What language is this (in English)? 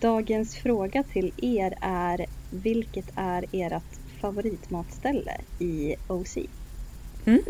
Swedish